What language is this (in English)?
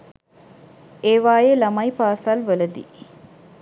Sinhala